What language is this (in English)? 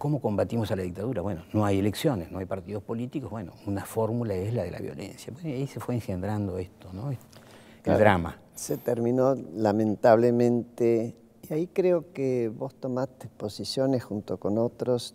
Spanish